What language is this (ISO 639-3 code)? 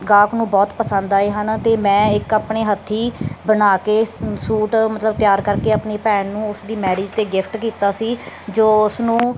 pan